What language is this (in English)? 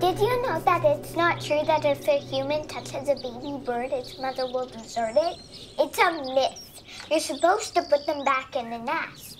English